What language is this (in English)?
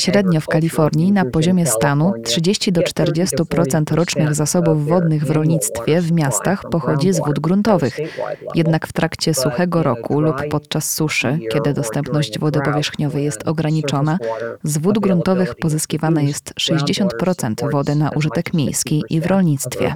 Polish